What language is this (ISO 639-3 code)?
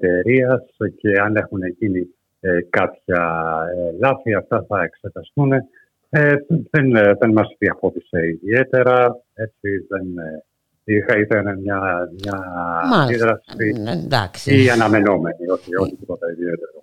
ell